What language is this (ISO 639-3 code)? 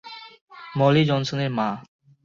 ben